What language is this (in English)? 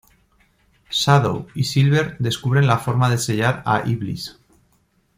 Spanish